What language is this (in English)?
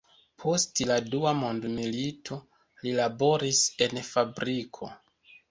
Esperanto